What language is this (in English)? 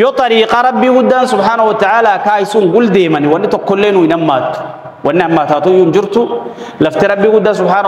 Arabic